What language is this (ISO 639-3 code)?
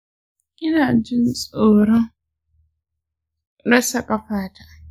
hau